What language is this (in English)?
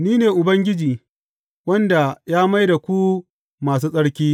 Hausa